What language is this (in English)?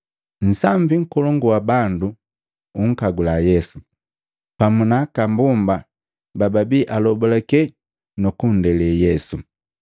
Matengo